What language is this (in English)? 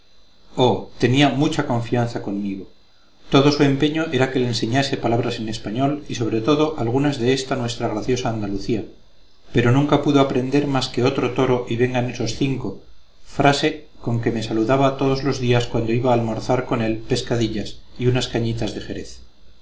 Spanish